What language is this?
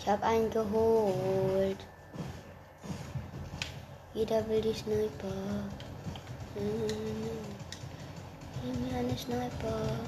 German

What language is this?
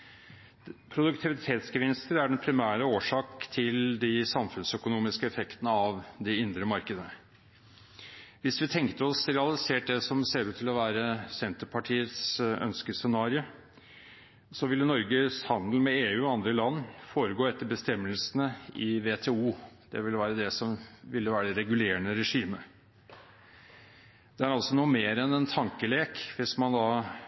Norwegian Bokmål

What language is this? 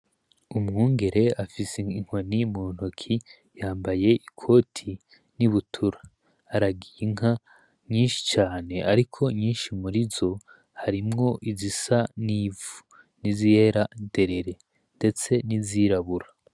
Rundi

